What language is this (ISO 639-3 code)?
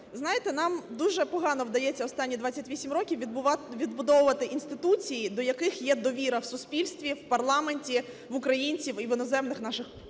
ukr